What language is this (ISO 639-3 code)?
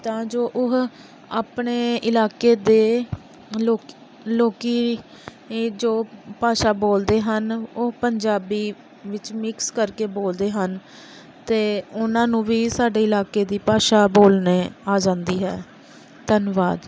pan